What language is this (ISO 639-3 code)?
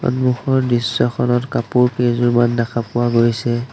asm